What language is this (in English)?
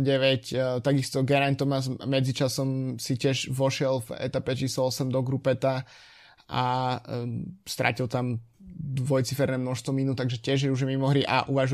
Slovak